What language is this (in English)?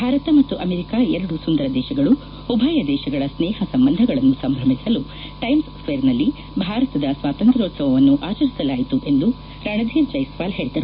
Kannada